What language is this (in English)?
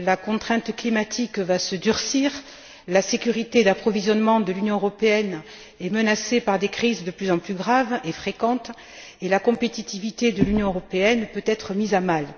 French